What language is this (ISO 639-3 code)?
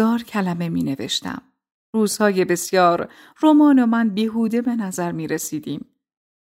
fas